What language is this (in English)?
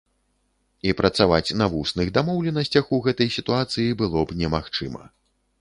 Belarusian